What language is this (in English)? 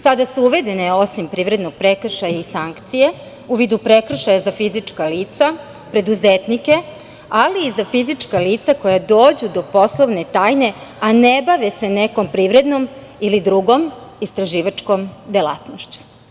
Serbian